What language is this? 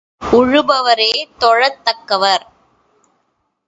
Tamil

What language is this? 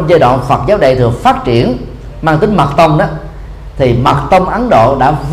Vietnamese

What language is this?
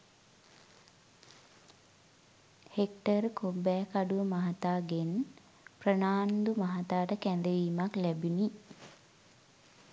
Sinhala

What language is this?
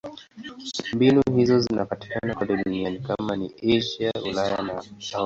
Swahili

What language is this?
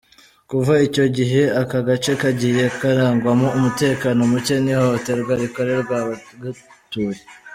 Kinyarwanda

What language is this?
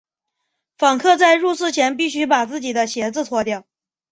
Chinese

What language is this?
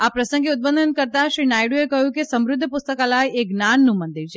Gujarati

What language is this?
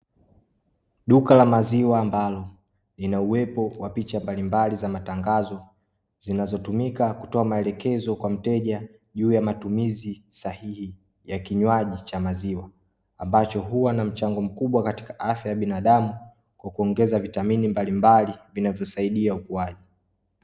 Swahili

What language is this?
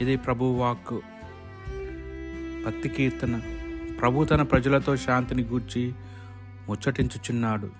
Telugu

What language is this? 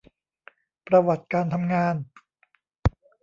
Thai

